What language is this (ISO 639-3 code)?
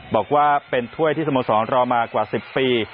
tha